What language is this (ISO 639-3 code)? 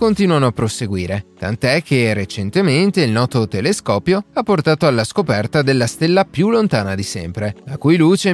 ita